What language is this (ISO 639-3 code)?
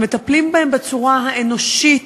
heb